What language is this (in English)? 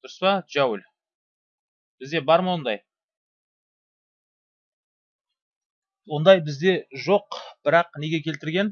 Turkish